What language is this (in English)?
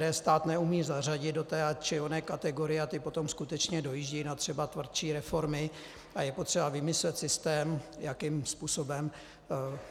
Czech